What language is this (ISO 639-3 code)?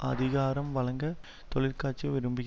tam